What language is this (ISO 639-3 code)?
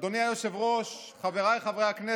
heb